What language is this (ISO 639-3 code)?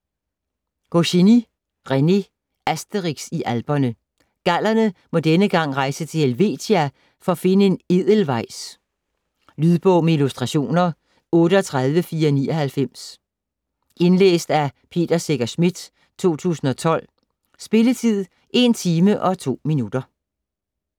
dan